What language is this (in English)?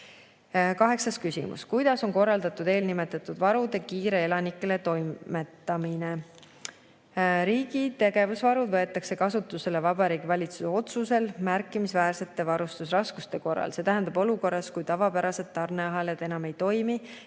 Estonian